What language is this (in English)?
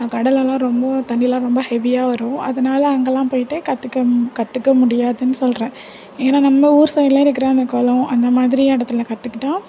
Tamil